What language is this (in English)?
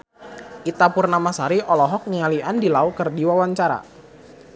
Sundanese